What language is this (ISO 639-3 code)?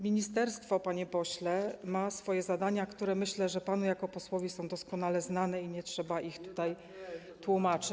pol